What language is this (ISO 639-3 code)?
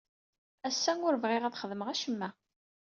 kab